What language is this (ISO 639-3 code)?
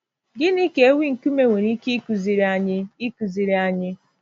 ibo